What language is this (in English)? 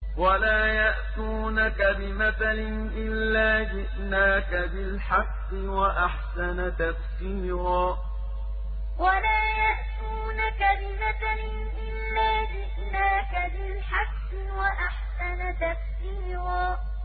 Arabic